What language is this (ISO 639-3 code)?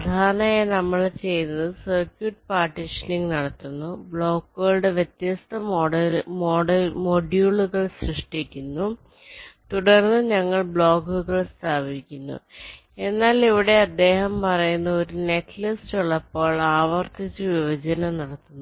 mal